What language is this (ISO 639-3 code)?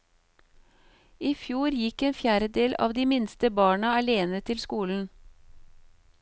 nor